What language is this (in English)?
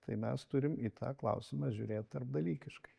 Lithuanian